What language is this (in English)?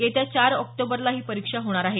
Marathi